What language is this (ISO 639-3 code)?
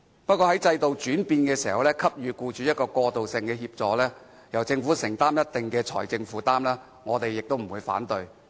yue